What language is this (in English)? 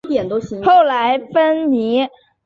Chinese